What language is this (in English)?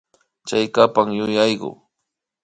Imbabura Highland Quichua